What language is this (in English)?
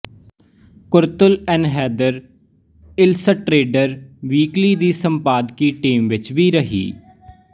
Punjabi